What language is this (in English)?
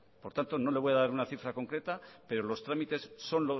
Spanish